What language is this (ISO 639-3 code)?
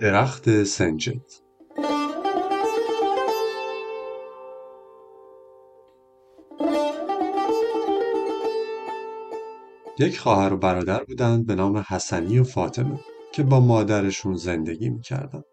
fas